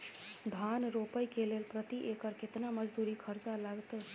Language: Maithili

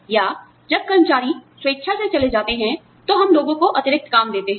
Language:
Hindi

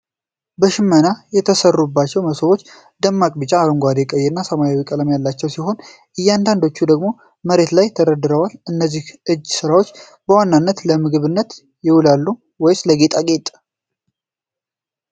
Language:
Amharic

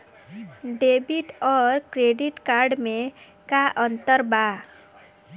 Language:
Bhojpuri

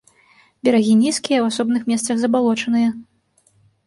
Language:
Belarusian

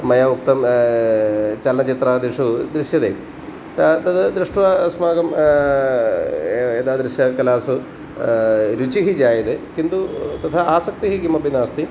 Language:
Sanskrit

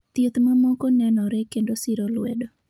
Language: Luo (Kenya and Tanzania)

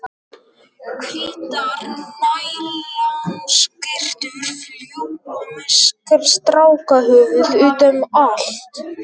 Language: Icelandic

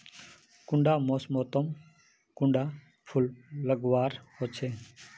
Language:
Magahi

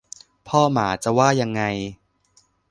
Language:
Thai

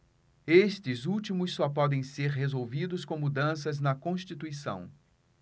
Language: Portuguese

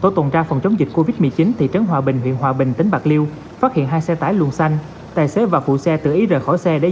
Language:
Vietnamese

